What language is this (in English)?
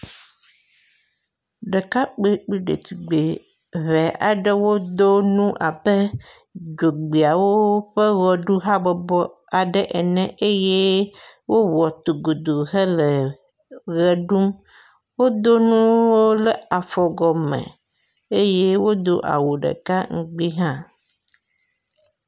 Ewe